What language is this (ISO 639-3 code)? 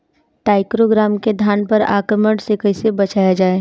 bho